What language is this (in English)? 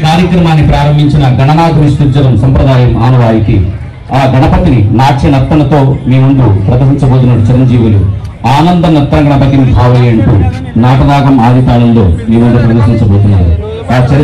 Indonesian